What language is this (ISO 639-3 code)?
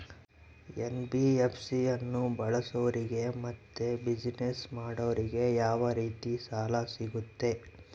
kan